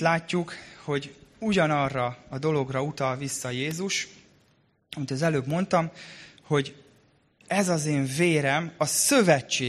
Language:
Hungarian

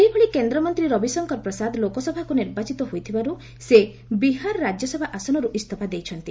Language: Odia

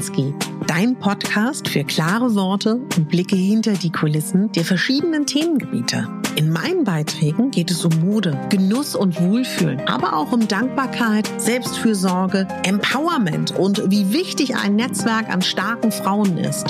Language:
German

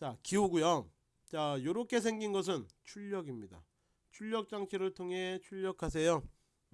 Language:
Korean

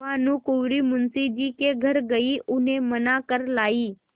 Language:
Hindi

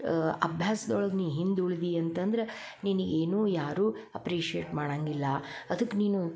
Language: Kannada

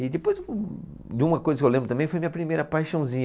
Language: Portuguese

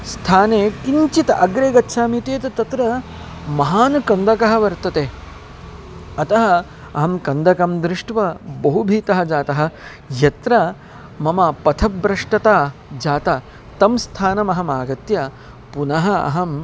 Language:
Sanskrit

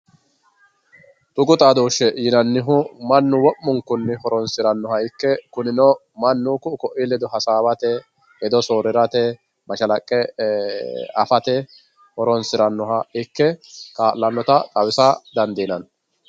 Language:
Sidamo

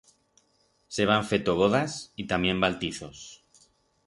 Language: Aragonese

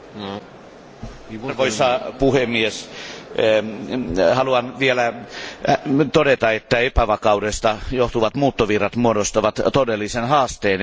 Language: Finnish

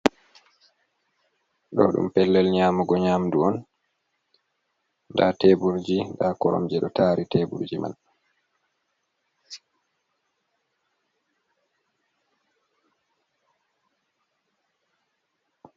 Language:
Fula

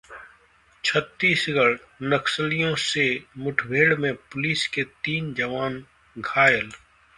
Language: Hindi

